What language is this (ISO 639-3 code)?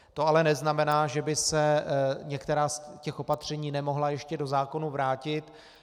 ces